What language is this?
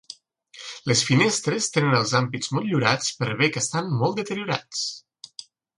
Catalan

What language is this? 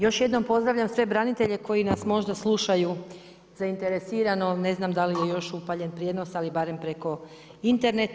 Croatian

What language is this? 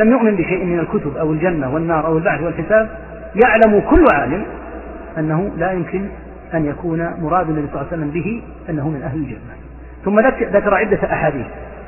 Arabic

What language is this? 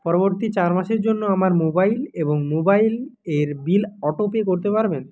Bangla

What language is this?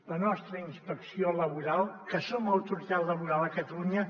Catalan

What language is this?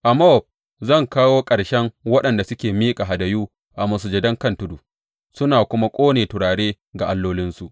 Hausa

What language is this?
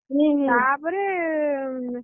Odia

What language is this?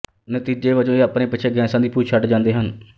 Punjabi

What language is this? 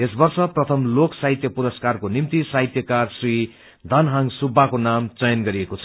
Nepali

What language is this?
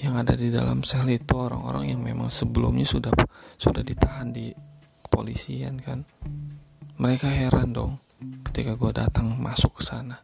Indonesian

